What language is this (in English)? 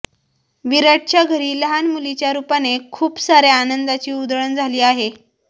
Marathi